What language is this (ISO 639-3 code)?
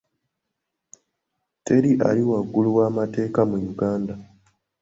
lug